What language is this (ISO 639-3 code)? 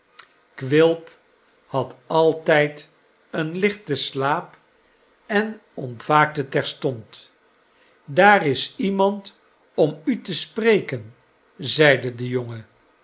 nld